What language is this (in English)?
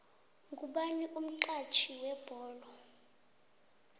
South Ndebele